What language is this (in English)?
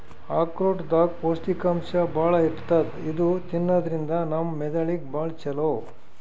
Kannada